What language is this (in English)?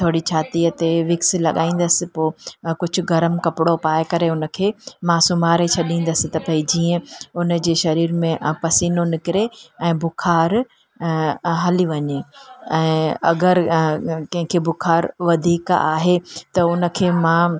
Sindhi